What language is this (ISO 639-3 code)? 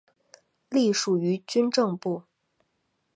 zho